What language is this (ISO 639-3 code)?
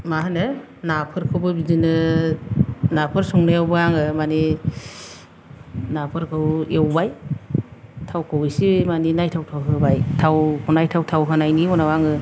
brx